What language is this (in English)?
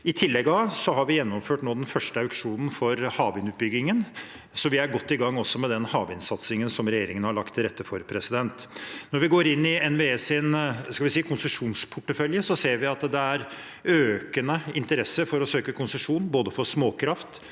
Norwegian